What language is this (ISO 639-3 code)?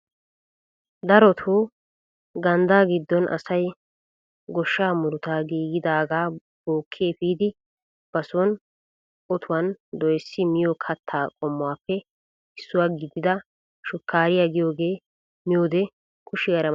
wal